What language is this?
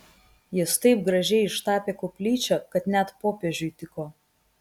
Lithuanian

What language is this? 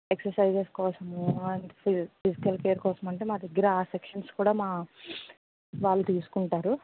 Telugu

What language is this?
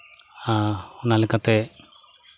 Santali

